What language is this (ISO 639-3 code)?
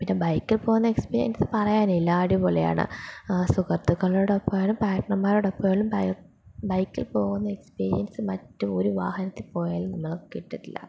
mal